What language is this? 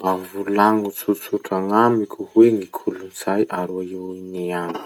Masikoro Malagasy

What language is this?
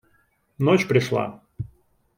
Russian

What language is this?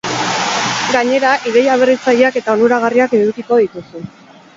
Basque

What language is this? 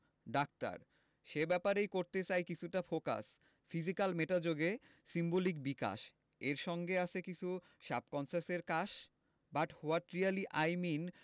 Bangla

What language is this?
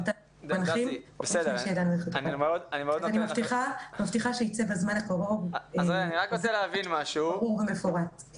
Hebrew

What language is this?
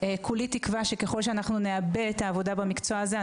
Hebrew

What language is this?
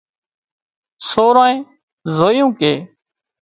Wadiyara Koli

